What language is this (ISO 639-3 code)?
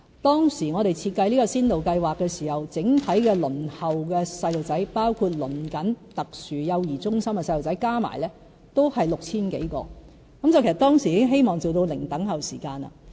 yue